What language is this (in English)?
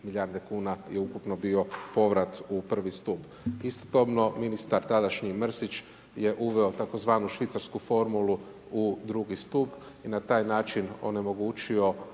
Croatian